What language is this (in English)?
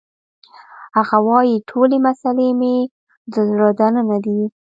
Pashto